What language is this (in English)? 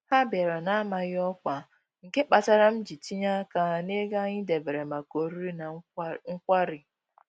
Igbo